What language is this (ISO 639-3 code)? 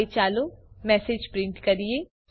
guj